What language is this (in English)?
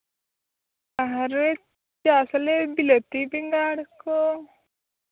Santali